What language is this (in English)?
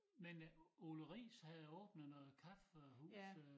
Danish